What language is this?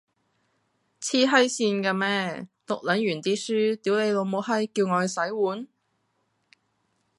Cantonese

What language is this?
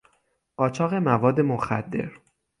Persian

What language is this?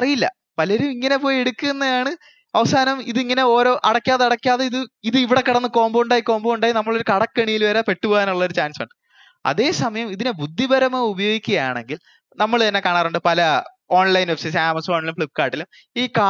Malayalam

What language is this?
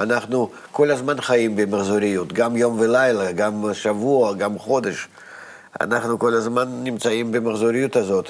Hebrew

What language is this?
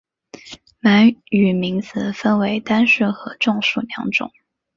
Chinese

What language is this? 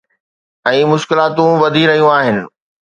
Sindhi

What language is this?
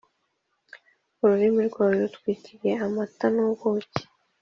Kinyarwanda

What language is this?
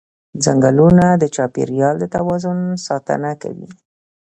Pashto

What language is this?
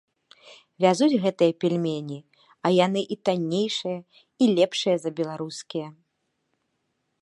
Belarusian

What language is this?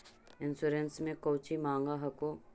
Magahi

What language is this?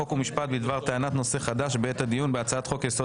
Hebrew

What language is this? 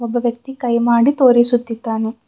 Kannada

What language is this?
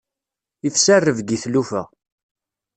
Kabyle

